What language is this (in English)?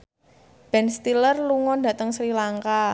Javanese